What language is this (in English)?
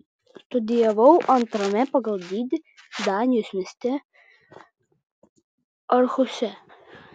Lithuanian